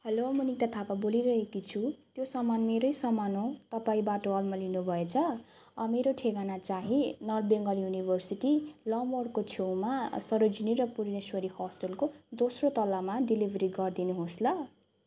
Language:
Nepali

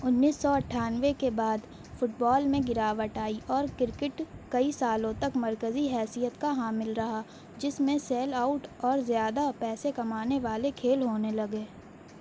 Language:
Urdu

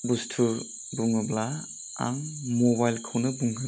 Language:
Bodo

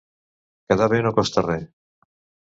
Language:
Catalan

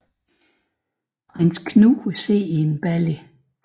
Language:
Danish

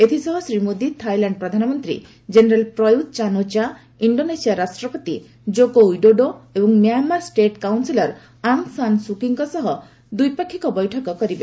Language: Odia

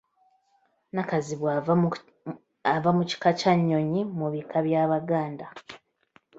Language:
Ganda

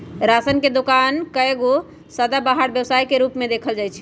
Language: Magahi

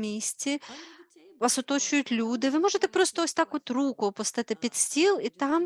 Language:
Ukrainian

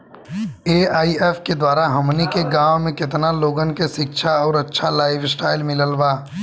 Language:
Bhojpuri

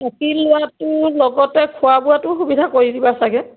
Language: Assamese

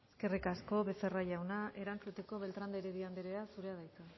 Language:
Basque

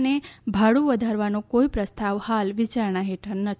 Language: Gujarati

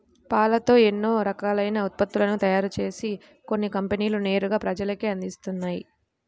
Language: Telugu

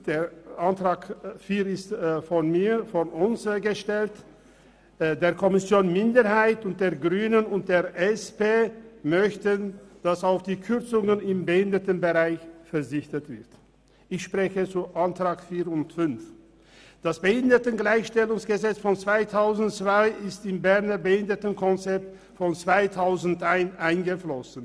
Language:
Swiss German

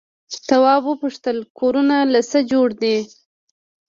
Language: Pashto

